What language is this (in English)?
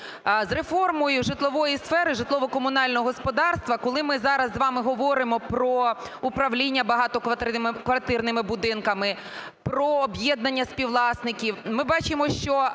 Ukrainian